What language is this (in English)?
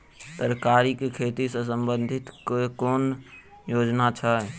Maithili